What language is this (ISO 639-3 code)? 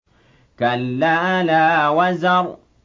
ara